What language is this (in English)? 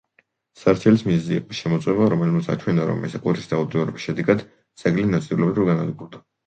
Georgian